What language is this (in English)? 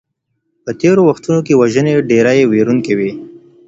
Pashto